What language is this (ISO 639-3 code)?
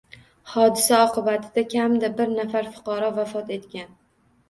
uzb